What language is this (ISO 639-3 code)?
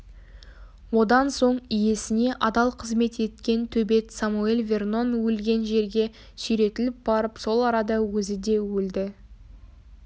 kaz